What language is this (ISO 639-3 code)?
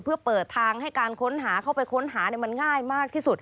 tha